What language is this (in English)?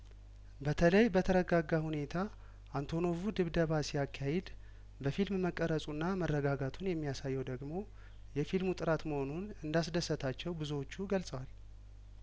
Amharic